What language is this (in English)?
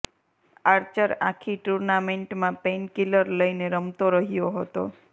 Gujarati